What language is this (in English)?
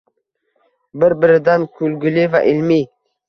Uzbek